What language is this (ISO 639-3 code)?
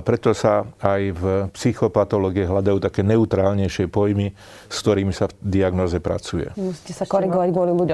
slk